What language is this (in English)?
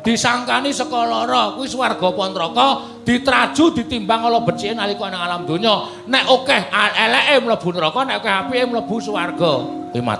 Javanese